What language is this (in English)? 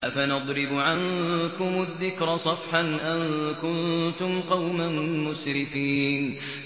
Arabic